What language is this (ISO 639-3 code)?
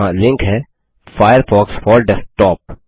hin